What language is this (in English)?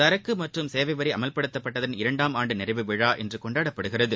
Tamil